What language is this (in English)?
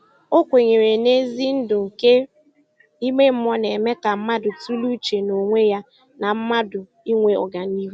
Igbo